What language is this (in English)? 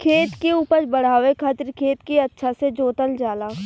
Bhojpuri